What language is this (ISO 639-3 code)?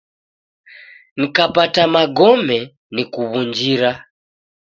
dav